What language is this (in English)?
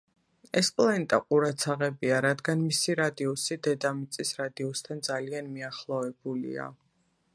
Georgian